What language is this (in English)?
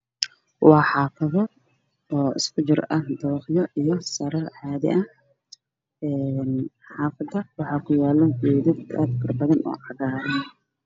Somali